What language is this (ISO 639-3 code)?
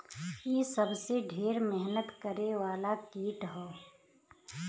bho